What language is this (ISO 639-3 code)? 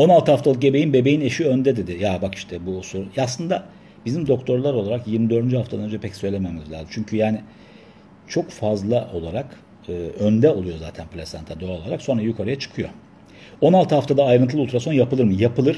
tur